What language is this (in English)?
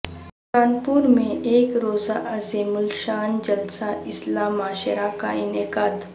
Urdu